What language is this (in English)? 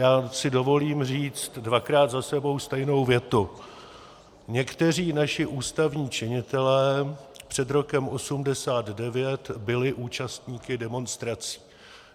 Czech